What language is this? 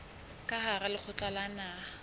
Southern Sotho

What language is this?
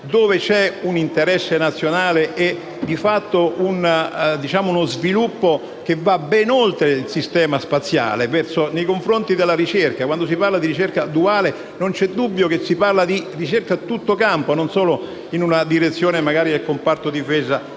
Italian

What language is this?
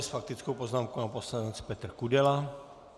Czech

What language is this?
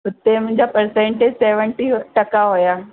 Sindhi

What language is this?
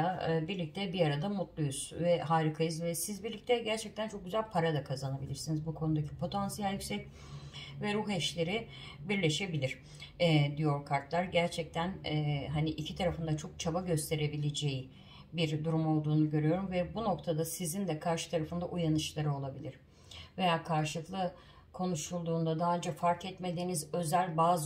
Turkish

